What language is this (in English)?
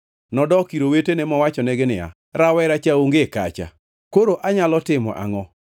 Luo (Kenya and Tanzania)